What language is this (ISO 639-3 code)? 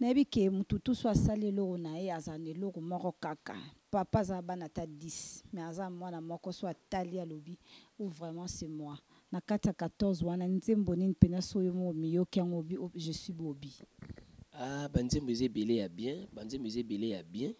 fra